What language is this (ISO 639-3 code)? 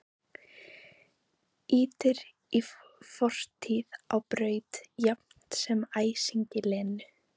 isl